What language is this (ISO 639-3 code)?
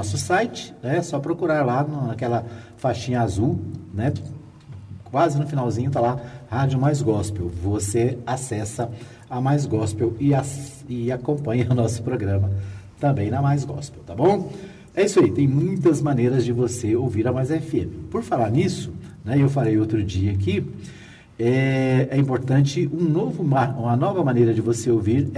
por